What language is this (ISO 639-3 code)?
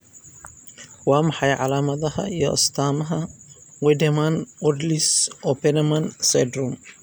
som